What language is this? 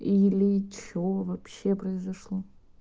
Russian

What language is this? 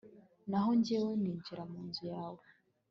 Kinyarwanda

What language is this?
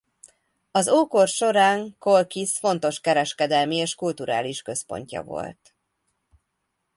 Hungarian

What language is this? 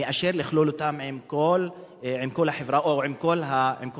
Hebrew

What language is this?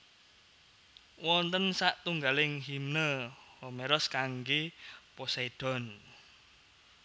Javanese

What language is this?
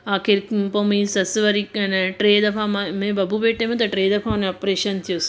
Sindhi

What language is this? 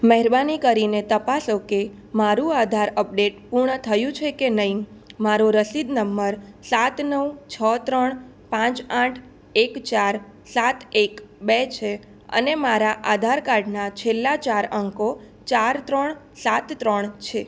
Gujarati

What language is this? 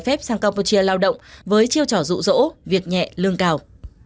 Vietnamese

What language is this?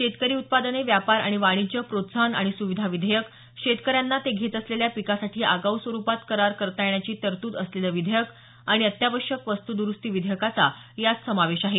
Marathi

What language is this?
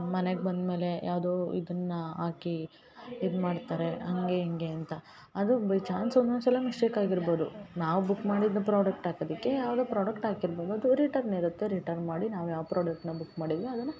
Kannada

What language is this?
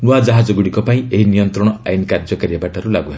Odia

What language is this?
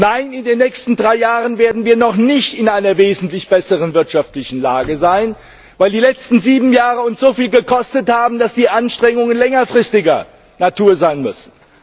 German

